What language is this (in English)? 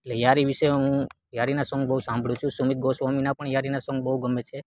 Gujarati